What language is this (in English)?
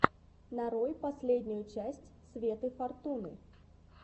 Russian